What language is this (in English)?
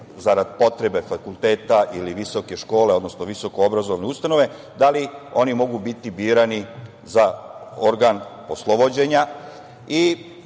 Serbian